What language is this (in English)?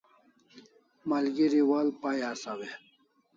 Kalasha